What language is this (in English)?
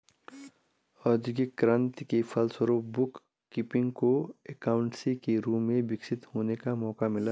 Hindi